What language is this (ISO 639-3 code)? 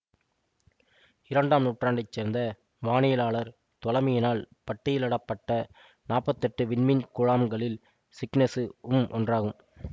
tam